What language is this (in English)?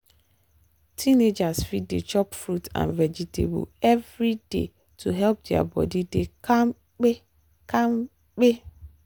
Nigerian Pidgin